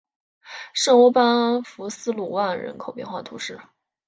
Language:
Chinese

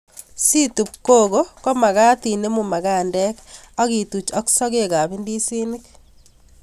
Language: Kalenjin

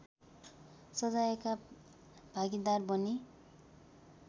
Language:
Nepali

